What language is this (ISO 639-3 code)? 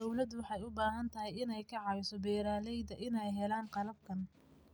som